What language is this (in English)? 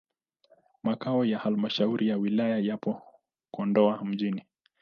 Swahili